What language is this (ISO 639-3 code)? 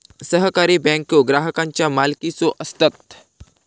mar